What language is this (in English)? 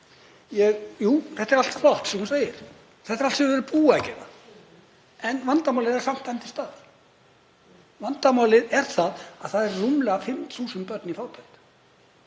Icelandic